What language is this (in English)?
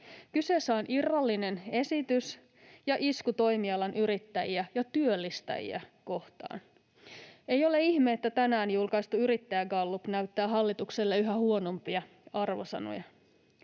Finnish